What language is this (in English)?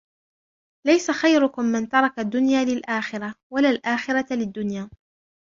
Arabic